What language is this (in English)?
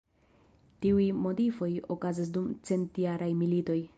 Esperanto